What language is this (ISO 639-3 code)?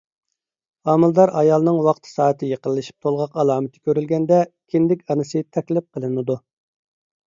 uig